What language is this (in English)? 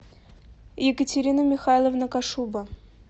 Russian